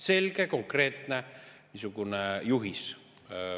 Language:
Estonian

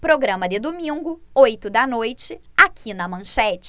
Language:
Portuguese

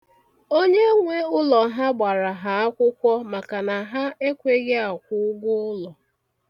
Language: Igbo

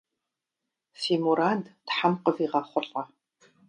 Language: Kabardian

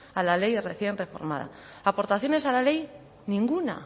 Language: Spanish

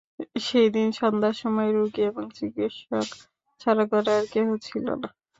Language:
Bangla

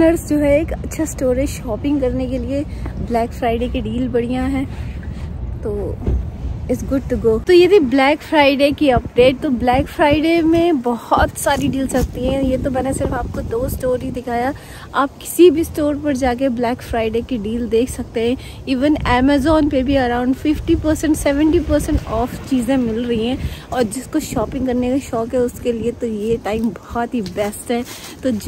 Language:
Hindi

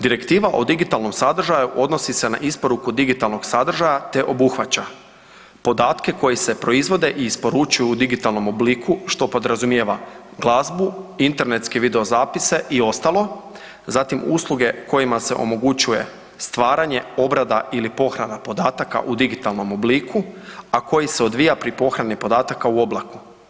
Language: Croatian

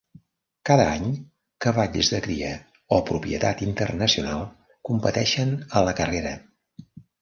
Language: Catalan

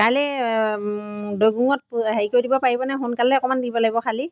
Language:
Assamese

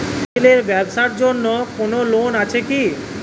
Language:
Bangla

